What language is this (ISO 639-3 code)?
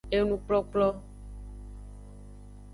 ajg